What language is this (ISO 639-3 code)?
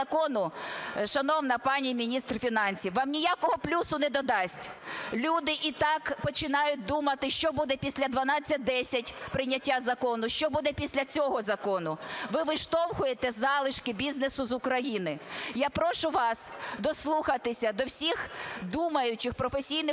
ukr